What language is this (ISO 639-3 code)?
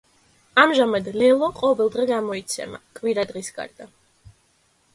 kat